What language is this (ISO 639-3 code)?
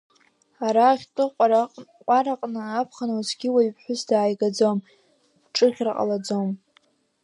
abk